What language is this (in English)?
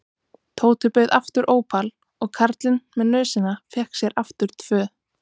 Icelandic